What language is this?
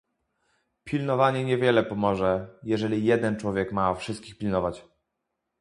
Polish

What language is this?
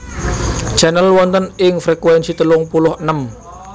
Javanese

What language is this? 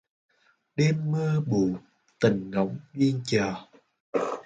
Vietnamese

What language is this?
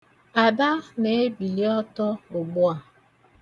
Igbo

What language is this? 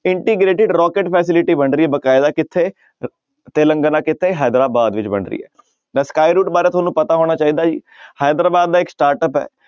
Punjabi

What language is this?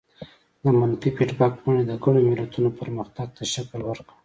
Pashto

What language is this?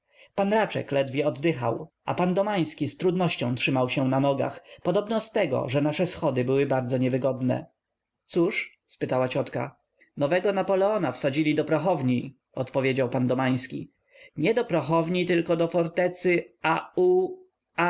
Polish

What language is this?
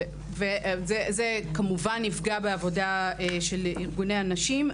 Hebrew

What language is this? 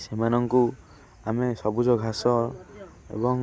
Odia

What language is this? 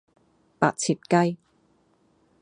Cantonese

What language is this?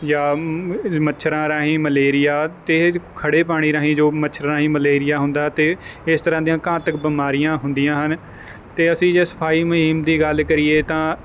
Punjabi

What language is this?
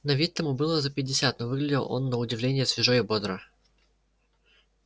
Russian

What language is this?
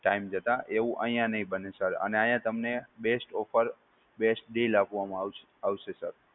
Gujarati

